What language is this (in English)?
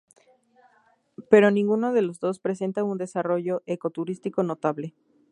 Spanish